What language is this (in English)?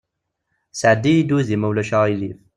Kabyle